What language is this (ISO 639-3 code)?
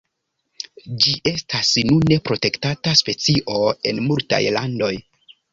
epo